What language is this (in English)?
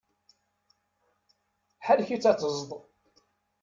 Kabyle